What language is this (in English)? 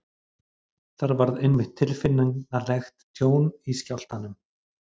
Icelandic